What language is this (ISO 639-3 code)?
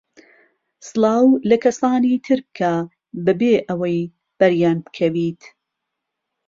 ckb